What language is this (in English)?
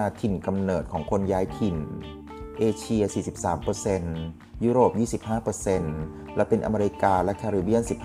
Thai